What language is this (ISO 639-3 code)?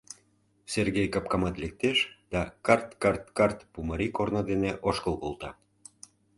chm